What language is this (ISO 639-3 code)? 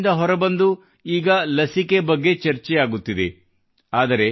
kan